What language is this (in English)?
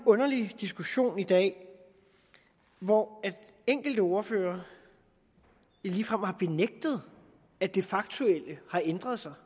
Danish